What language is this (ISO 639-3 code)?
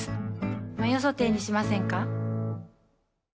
jpn